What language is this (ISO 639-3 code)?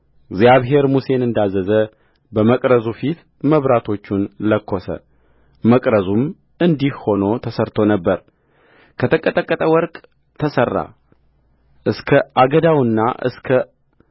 amh